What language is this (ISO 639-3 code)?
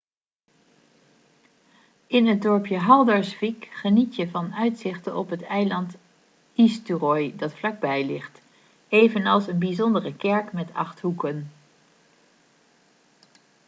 nld